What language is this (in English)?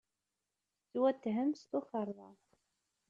Kabyle